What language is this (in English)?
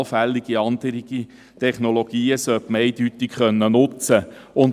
Swiss German